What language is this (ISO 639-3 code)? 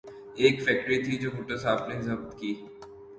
urd